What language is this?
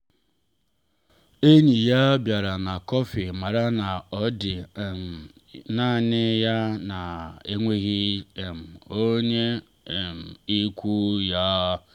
Igbo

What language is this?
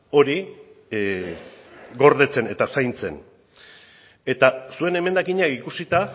Basque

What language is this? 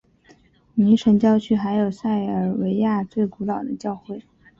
Chinese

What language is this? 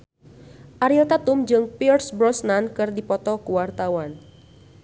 Sundanese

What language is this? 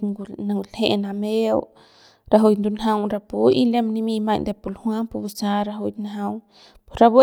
Central Pame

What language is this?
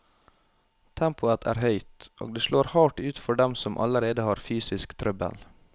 Norwegian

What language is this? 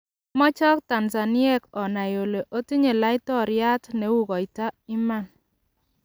Kalenjin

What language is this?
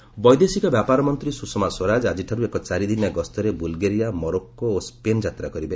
Odia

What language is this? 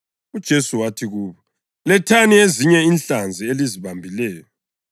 North Ndebele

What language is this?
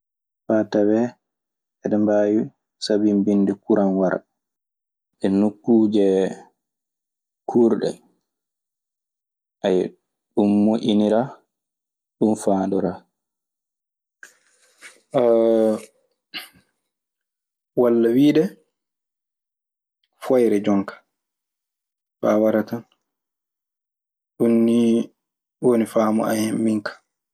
Maasina Fulfulde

